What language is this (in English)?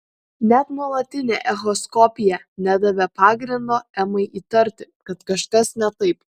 Lithuanian